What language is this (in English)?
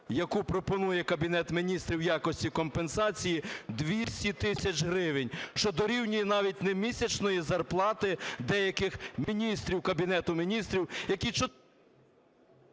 Ukrainian